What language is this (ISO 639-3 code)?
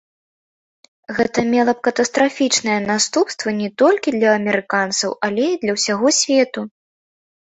bel